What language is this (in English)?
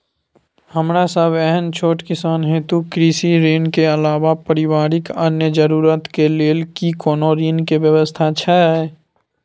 Maithili